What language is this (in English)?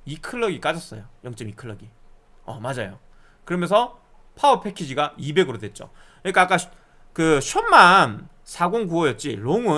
Korean